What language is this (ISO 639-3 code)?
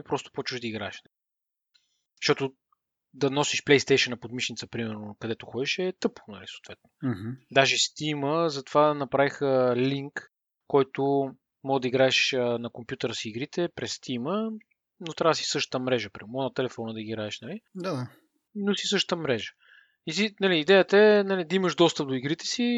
bul